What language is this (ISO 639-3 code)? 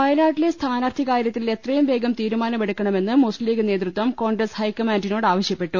mal